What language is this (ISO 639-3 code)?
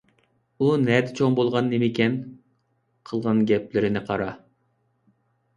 uig